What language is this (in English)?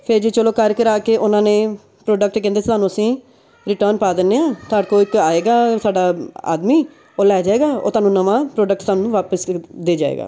Punjabi